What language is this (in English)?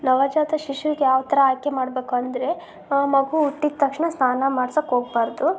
Kannada